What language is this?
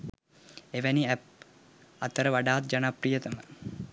Sinhala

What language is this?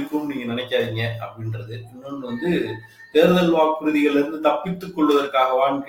Tamil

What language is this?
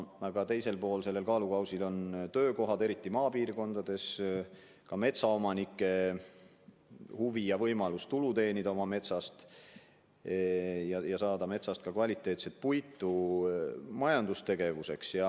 Estonian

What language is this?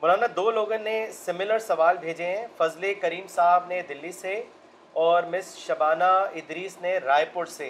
Urdu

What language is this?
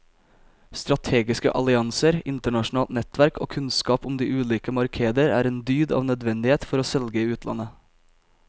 Norwegian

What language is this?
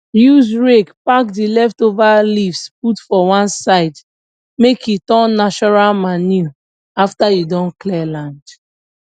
Nigerian Pidgin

